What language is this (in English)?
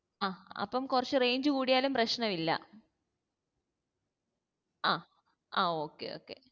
Malayalam